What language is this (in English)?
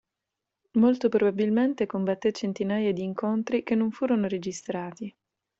Italian